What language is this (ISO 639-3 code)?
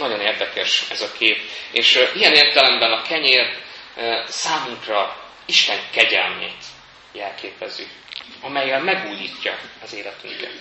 hun